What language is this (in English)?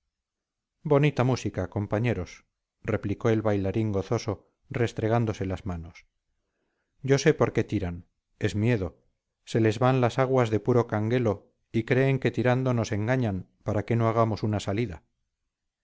Spanish